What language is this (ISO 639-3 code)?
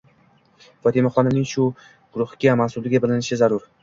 uzb